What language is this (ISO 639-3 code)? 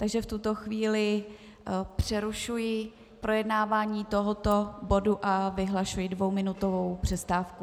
ces